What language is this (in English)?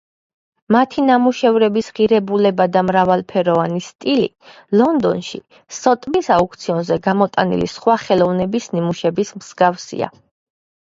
Georgian